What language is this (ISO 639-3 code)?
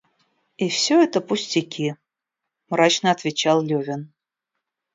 rus